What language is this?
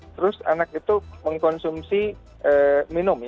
Indonesian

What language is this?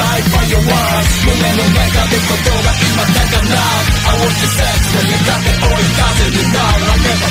Japanese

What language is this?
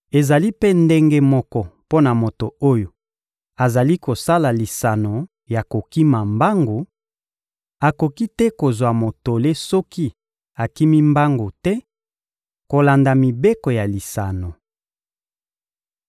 Lingala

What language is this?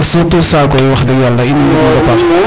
Serer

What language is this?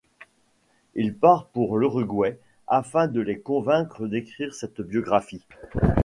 French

